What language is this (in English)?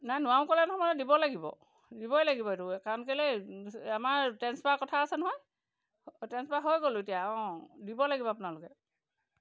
Assamese